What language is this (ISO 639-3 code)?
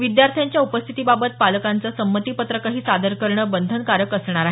mar